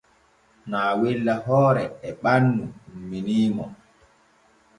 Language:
Borgu Fulfulde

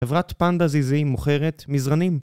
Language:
Hebrew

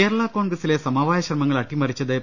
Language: Malayalam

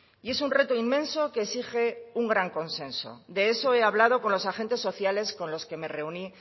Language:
Spanish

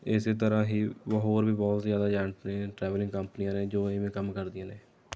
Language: Punjabi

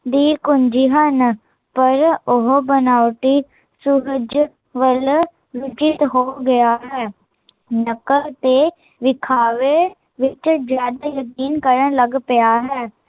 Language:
Punjabi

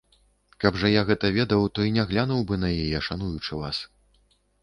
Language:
Belarusian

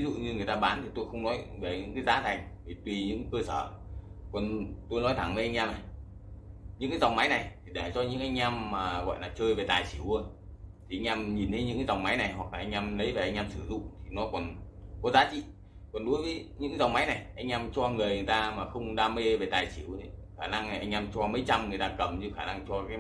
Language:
Vietnamese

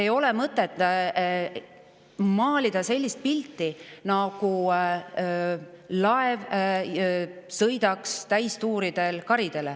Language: Estonian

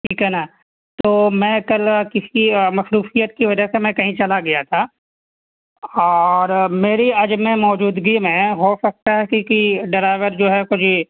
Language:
Urdu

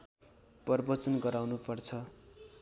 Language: Nepali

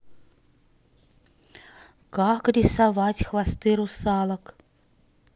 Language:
Russian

